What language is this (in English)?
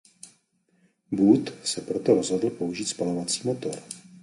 Czech